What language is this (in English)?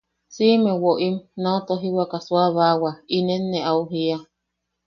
Yaqui